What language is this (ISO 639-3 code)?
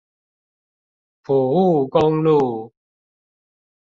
zho